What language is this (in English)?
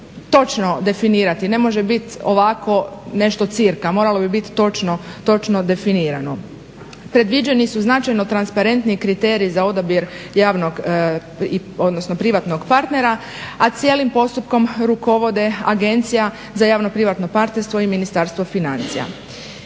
Croatian